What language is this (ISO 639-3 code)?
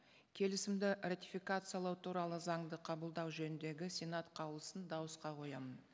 kaz